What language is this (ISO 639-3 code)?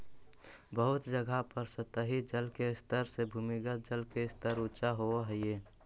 mag